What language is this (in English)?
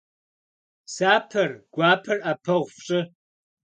Kabardian